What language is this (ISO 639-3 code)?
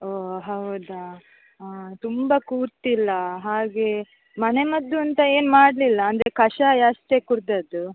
kan